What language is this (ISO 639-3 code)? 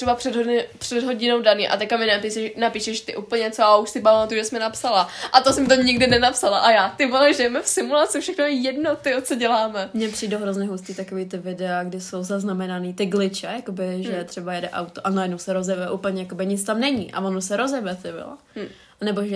ces